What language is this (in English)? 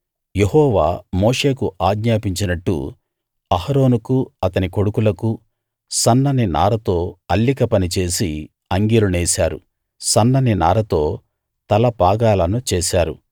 Telugu